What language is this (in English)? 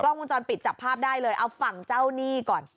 Thai